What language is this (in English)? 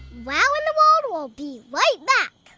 English